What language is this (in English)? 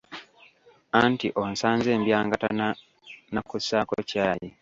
Ganda